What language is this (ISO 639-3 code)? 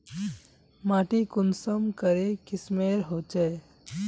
mag